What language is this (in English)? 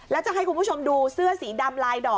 Thai